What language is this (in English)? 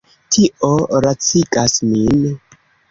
Esperanto